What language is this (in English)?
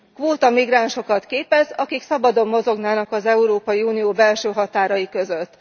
Hungarian